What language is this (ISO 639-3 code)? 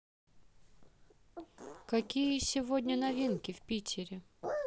rus